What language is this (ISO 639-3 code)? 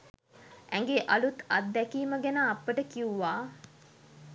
sin